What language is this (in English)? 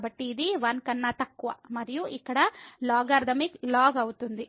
Telugu